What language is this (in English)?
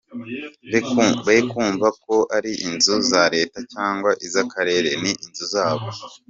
Kinyarwanda